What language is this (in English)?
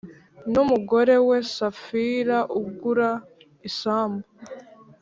Kinyarwanda